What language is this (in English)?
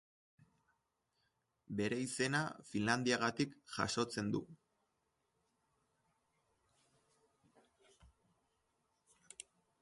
Basque